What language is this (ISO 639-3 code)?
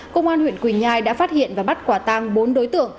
vie